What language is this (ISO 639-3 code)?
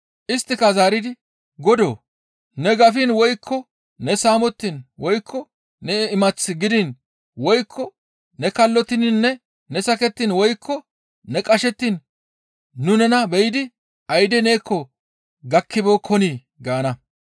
gmv